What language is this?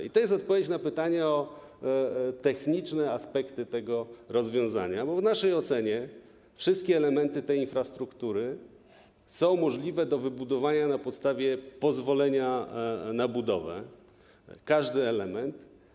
Polish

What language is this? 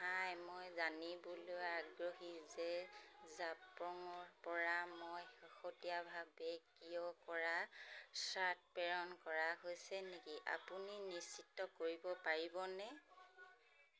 Assamese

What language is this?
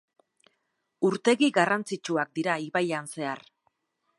Basque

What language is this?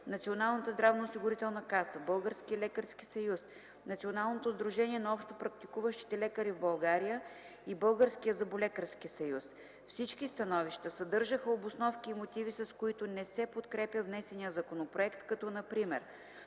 Bulgarian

